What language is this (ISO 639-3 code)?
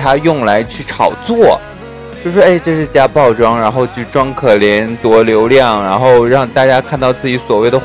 zho